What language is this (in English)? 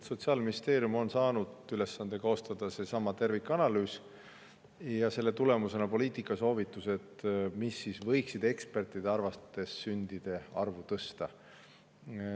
Estonian